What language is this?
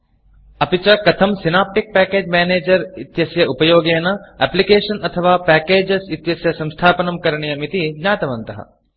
Sanskrit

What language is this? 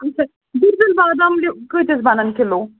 Kashmiri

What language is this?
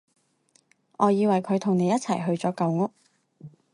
Cantonese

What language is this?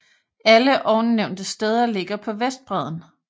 Danish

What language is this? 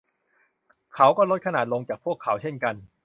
Thai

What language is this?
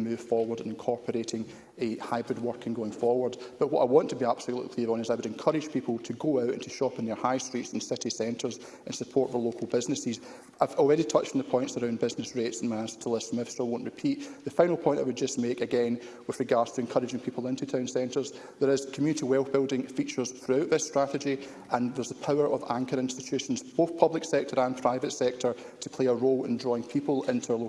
English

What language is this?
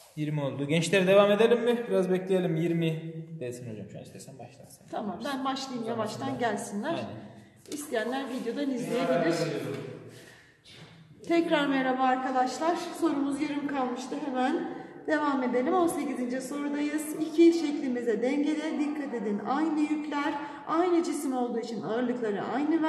Turkish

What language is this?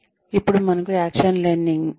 Telugu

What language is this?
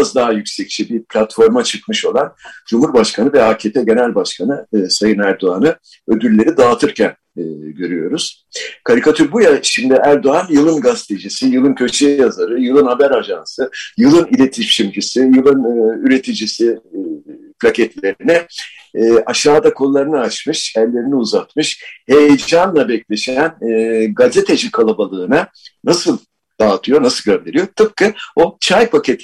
Turkish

